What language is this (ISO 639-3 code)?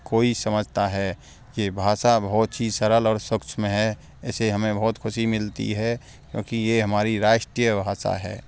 hin